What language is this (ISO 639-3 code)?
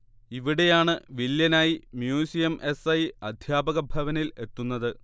mal